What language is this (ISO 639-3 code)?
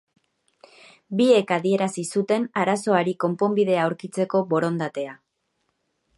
eus